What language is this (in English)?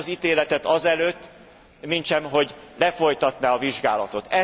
Hungarian